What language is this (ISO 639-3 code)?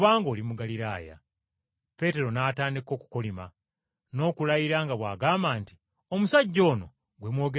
lug